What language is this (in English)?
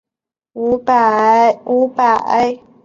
Chinese